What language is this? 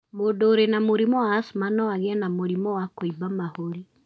Kikuyu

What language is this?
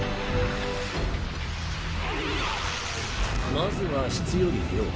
Japanese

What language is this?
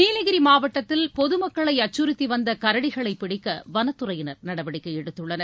Tamil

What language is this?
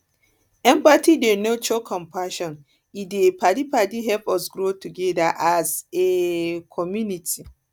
Nigerian Pidgin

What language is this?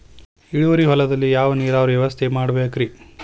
Kannada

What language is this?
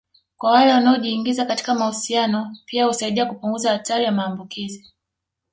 Swahili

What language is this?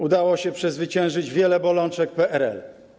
Polish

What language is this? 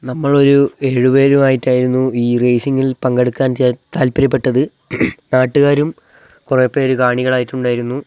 Malayalam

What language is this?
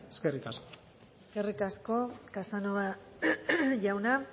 Basque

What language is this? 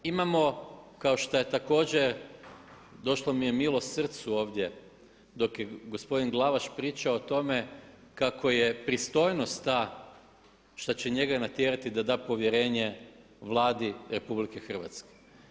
Croatian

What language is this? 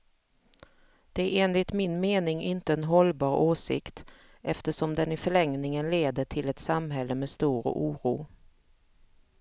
Swedish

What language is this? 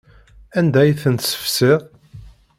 Kabyle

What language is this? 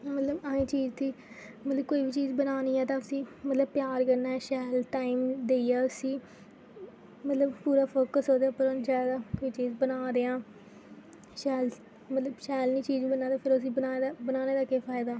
Dogri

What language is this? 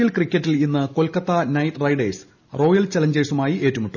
Malayalam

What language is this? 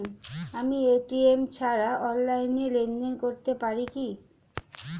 Bangla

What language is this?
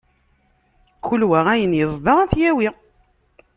Kabyle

